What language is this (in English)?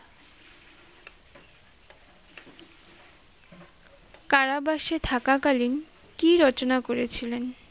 Bangla